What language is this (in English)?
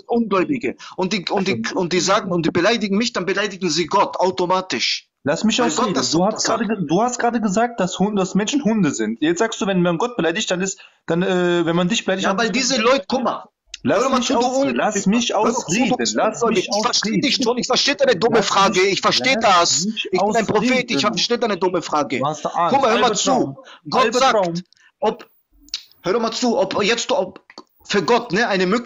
German